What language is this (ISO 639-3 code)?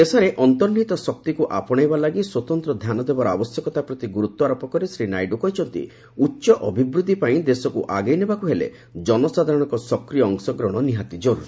ori